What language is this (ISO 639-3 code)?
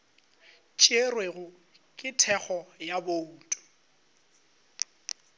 nso